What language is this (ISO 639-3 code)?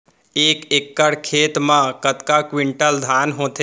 hne